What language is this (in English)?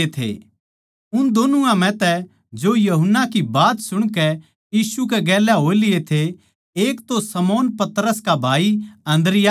Haryanvi